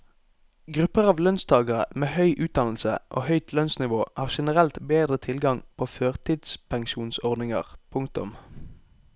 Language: Norwegian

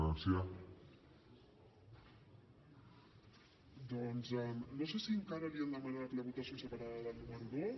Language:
Catalan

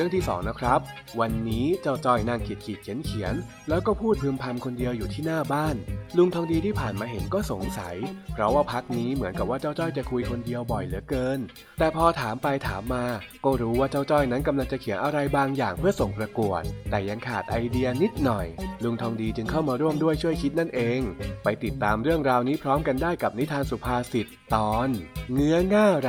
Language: Thai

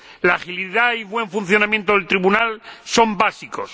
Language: Spanish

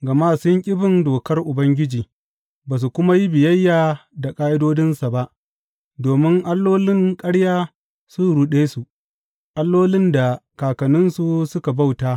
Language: Hausa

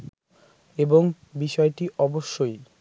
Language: Bangla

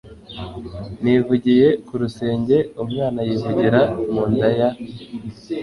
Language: Kinyarwanda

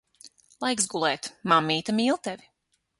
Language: Latvian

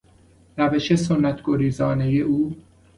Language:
Persian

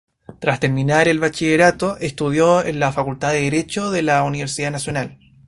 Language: Spanish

